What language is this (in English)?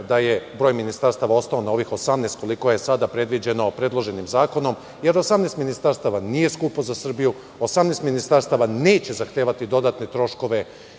Serbian